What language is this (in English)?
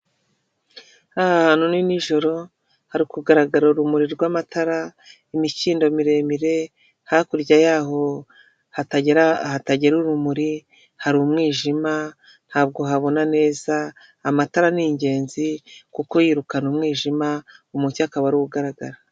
Kinyarwanda